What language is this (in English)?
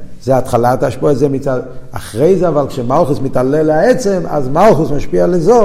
Hebrew